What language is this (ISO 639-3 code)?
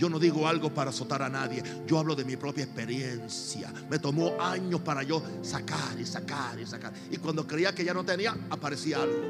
spa